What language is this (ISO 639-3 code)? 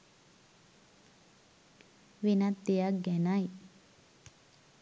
sin